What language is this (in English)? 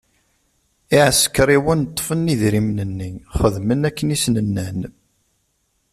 Kabyle